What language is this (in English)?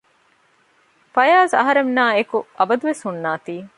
Divehi